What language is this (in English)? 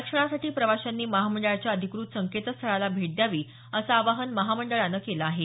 Marathi